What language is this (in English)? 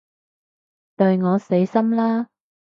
Cantonese